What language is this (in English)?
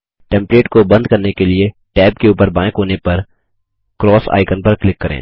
Hindi